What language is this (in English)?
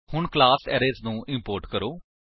Punjabi